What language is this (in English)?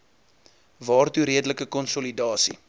Afrikaans